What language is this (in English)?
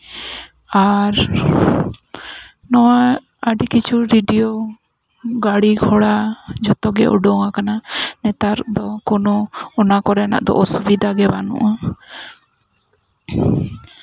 Santali